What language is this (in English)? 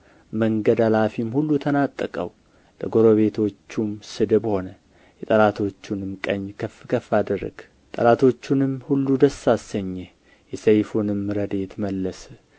Amharic